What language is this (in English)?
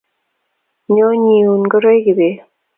Kalenjin